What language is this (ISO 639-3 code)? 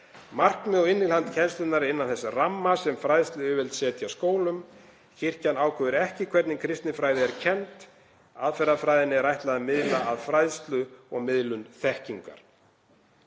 isl